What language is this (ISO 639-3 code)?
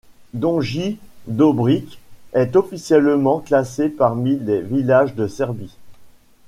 fra